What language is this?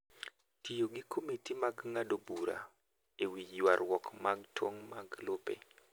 Luo (Kenya and Tanzania)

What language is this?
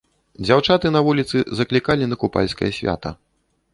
Belarusian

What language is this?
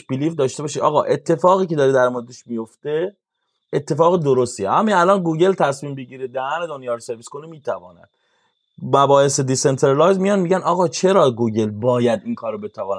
Persian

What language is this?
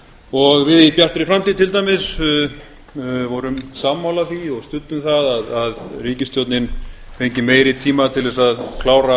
Icelandic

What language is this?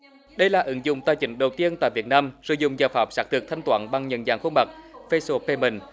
Vietnamese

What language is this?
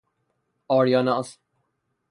Persian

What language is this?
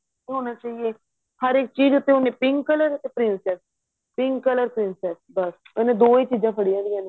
Punjabi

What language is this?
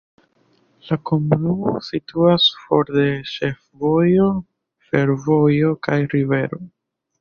Esperanto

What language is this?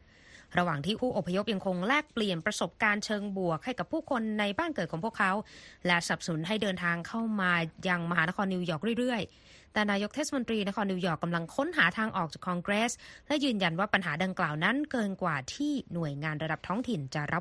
Thai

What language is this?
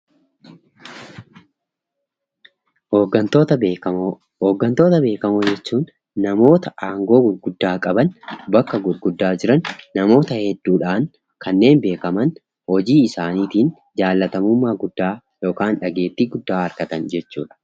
Oromo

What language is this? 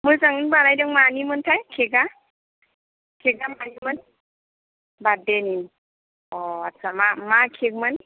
Bodo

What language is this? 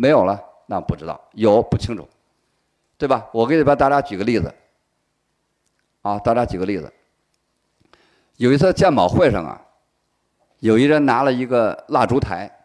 Chinese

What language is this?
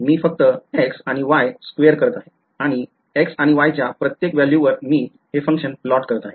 Marathi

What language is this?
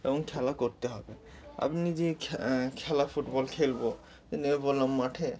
Bangla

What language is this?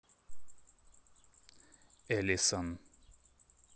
Russian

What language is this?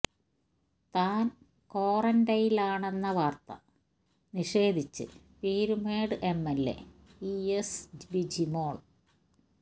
Malayalam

